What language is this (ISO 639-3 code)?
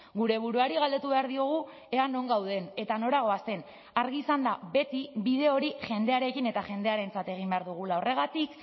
eus